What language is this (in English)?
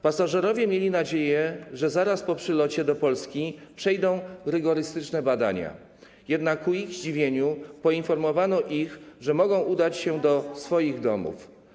Polish